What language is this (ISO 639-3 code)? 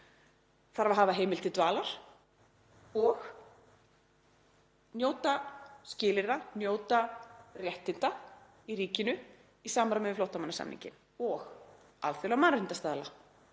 isl